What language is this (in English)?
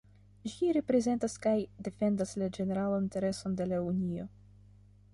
Esperanto